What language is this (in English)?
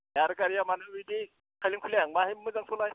Bodo